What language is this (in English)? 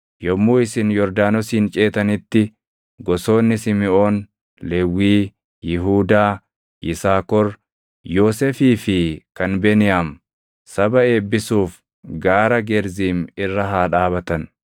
Oromo